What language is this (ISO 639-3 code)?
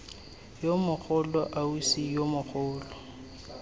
tsn